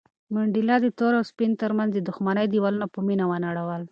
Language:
Pashto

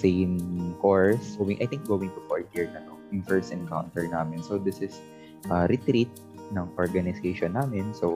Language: Filipino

